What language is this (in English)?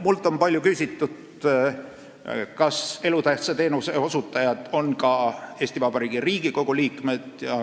Estonian